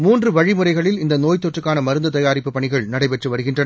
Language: Tamil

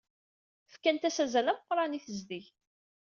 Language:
Kabyle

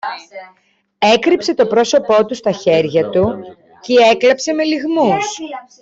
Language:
Greek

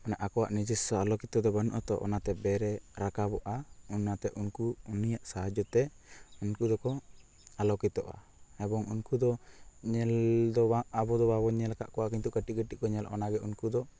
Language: Santali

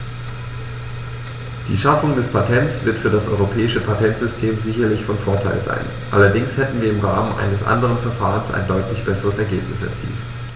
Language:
German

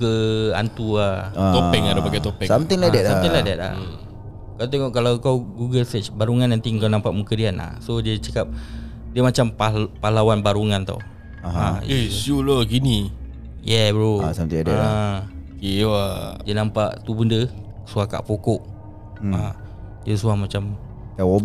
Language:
Malay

